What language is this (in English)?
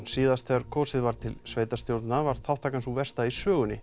Icelandic